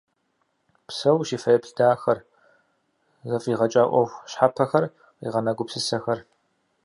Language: Kabardian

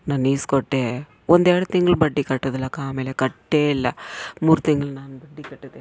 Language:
Kannada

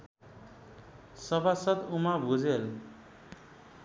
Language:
Nepali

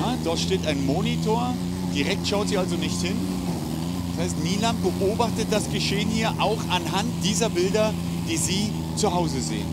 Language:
German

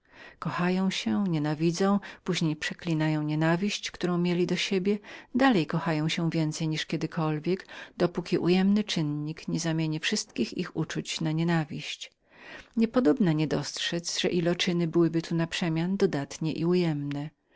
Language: Polish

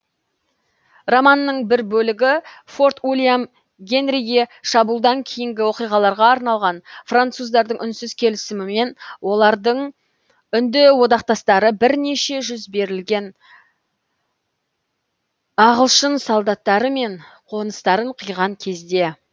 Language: Kazakh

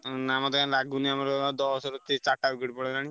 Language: Odia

